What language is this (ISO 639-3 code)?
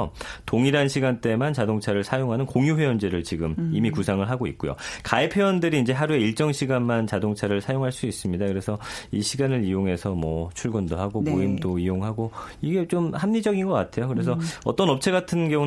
kor